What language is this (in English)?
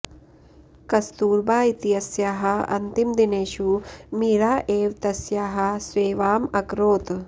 Sanskrit